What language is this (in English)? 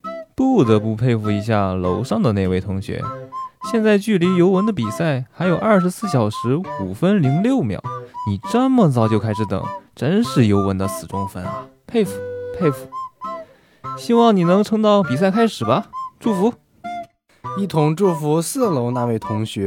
Chinese